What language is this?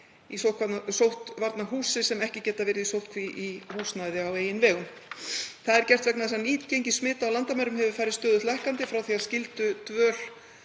Icelandic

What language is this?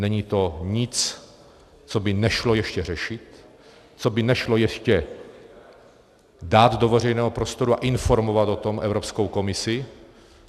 Czech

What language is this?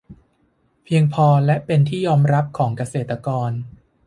Thai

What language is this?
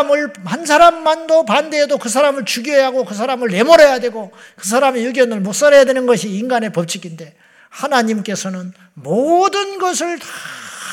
Korean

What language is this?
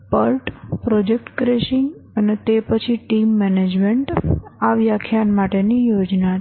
Gujarati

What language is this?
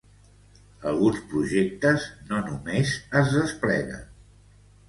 Catalan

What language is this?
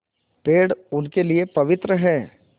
Hindi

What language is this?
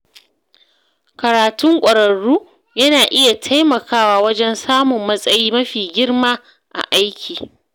Hausa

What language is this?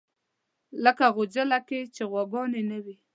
Pashto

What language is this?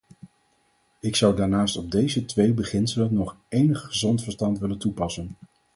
Dutch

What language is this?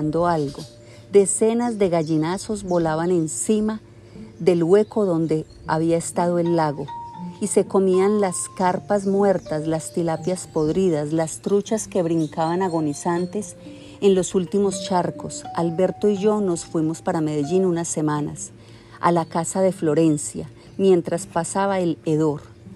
Spanish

